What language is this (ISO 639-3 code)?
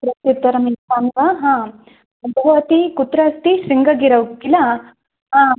san